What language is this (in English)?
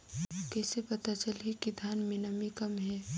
Chhattisgarhi